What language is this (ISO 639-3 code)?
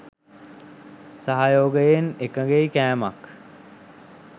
sin